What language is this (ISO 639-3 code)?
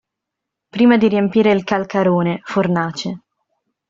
ita